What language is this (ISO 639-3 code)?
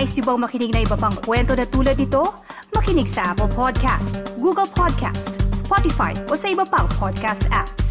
fil